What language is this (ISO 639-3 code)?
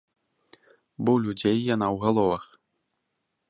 bel